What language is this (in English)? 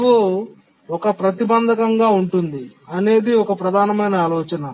Telugu